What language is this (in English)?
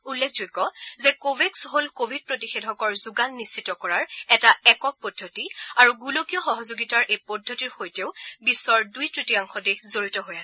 Assamese